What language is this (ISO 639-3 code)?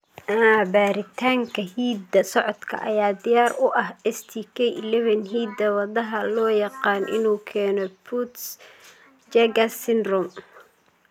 som